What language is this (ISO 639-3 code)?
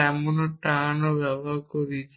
ben